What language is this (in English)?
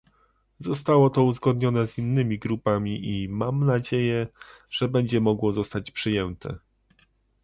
Polish